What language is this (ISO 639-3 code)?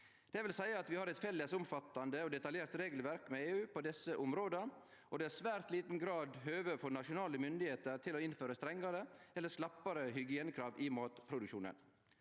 nor